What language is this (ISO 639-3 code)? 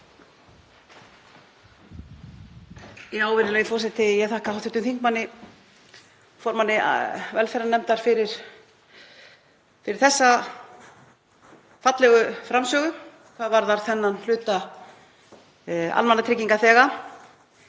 isl